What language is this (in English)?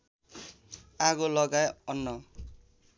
Nepali